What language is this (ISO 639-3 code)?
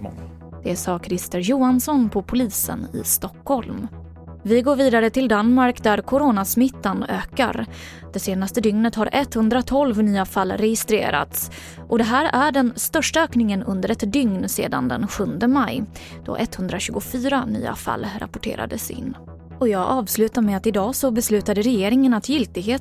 swe